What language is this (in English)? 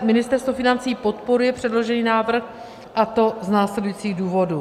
Czech